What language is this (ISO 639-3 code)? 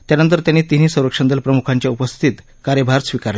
mar